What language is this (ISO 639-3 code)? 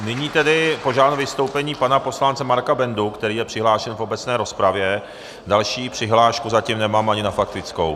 ces